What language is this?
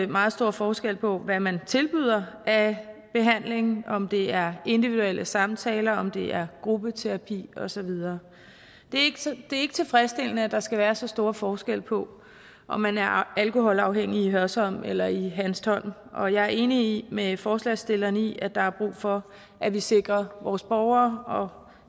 Danish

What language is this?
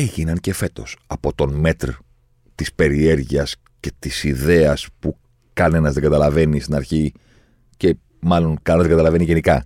Greek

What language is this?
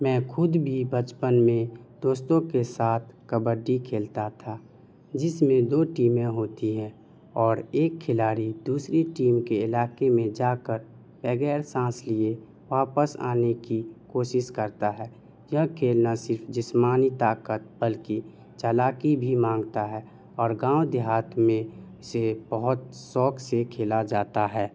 Urdu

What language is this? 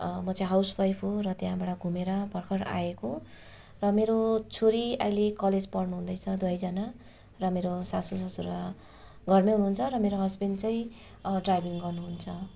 Nepali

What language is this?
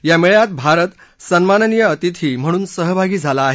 Marathi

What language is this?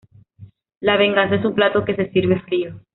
Spanish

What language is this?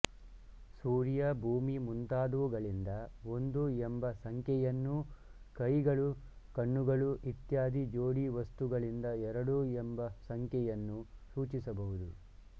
Kannada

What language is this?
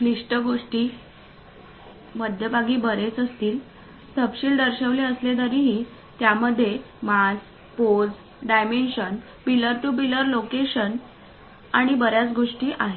Marathi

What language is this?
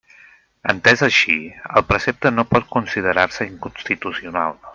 Catalan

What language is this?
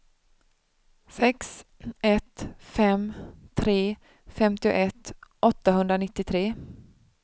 Swedish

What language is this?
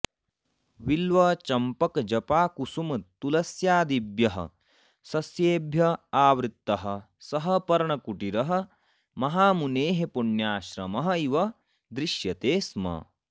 Sanskrit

